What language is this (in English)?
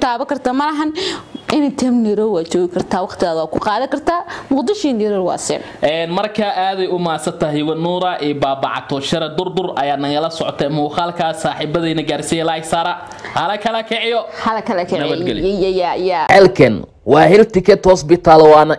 Arabic